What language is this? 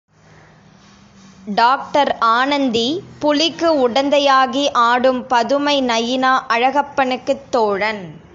Tamil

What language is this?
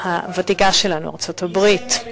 Hebrew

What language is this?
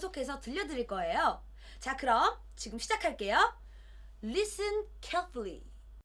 Korean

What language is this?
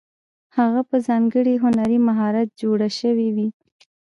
Pashto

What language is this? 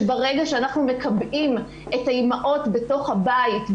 Hebrew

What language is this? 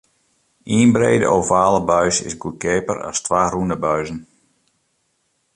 Western Frisian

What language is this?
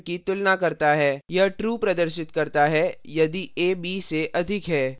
Hindi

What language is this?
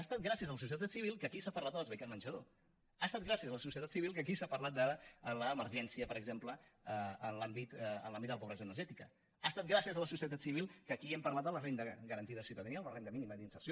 Catalan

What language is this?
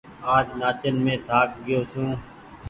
Goaria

